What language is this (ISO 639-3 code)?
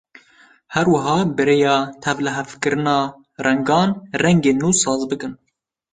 kur